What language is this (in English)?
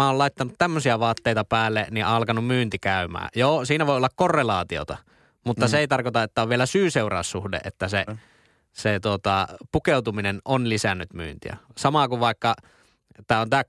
Finnish